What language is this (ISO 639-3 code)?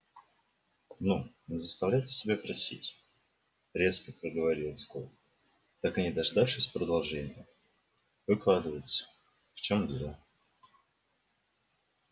rus